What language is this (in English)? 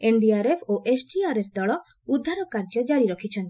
Odia